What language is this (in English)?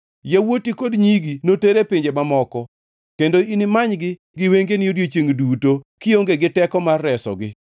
Luo (Kenya and Tanzania)